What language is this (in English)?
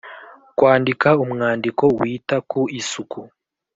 Kinyarwanda